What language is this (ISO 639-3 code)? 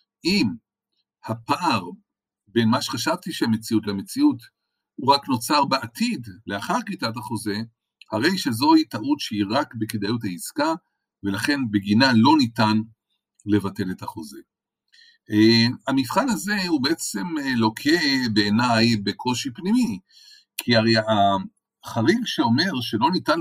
heb